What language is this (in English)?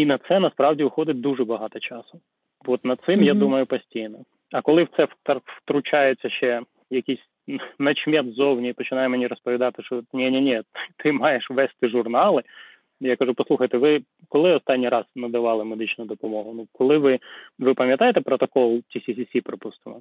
Ukrainian